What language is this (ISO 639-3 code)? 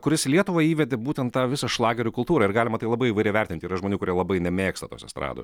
lit